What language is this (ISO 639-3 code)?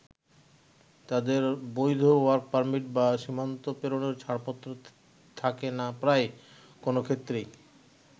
ben